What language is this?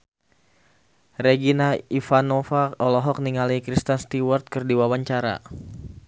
Sundanese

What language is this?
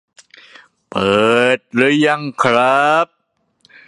Thai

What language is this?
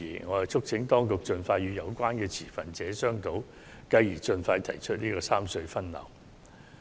Cantonese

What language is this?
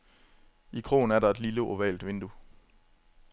Danish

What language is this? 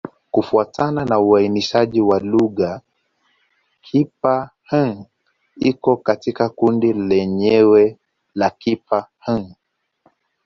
Swahili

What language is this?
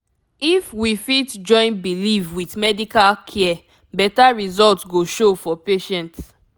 Nigerian Pidgin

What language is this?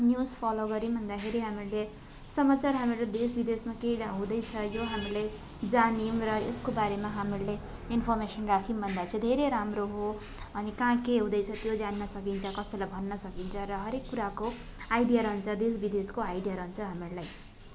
Nepali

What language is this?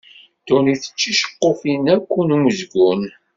Kabyle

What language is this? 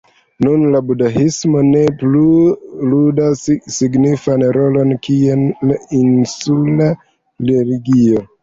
Esperanto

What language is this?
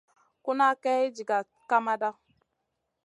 Masana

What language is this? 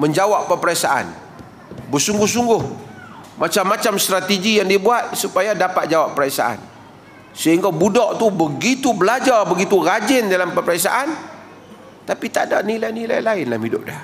Malay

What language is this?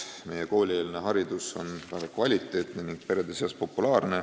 Estonian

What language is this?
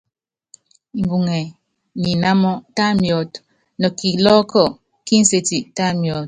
Yangben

